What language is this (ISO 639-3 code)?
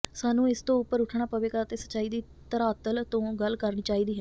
pan